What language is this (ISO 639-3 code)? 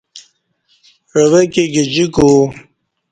bsh